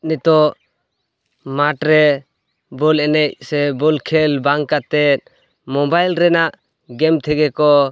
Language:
Santali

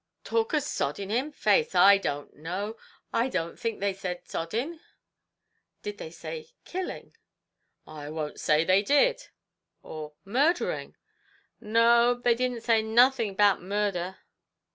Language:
English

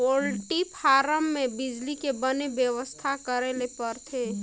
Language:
Chhattisgarhi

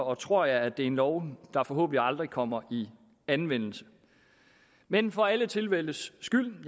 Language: Danish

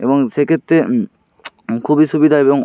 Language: Bangla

